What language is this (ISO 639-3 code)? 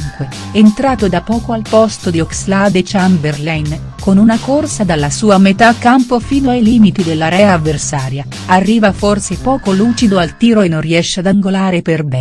ita